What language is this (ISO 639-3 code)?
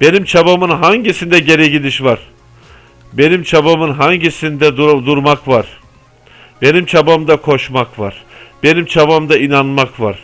tur